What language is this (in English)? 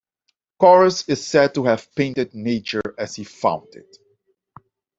English